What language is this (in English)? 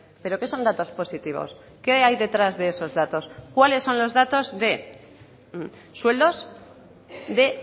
Spanish